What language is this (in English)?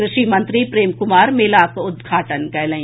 Maithili